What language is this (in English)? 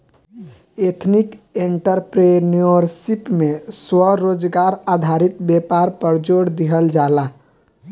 Bhojpuri